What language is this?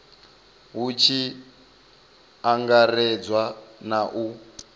Venda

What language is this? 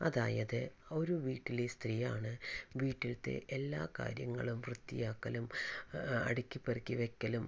Malayalam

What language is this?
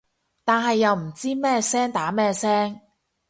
Cantonese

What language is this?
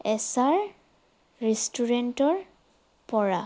Assamese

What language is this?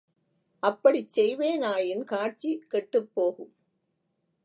Tamil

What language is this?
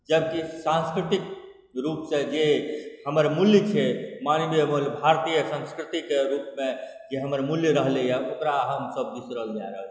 Maithili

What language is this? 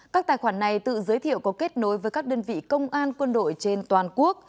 Vietnamese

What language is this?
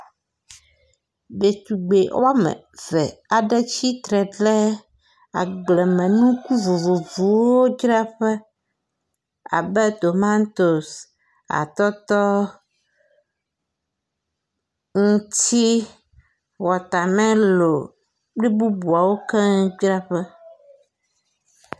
Ewe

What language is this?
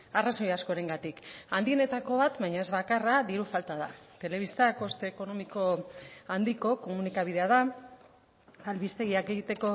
Basque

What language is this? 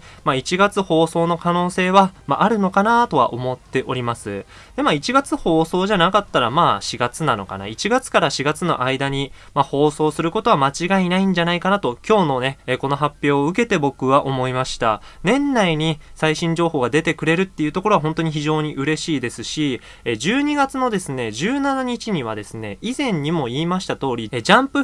Japanese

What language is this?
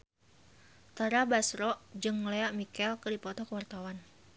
Sundanese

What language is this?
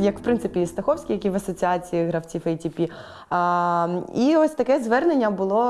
Ukrainian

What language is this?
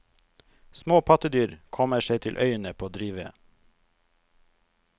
Norwegian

